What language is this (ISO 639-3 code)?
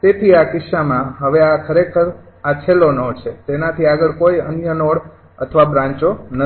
guj